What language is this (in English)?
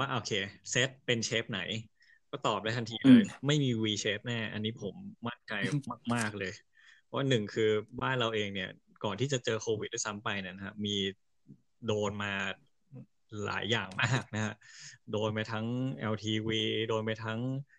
Thai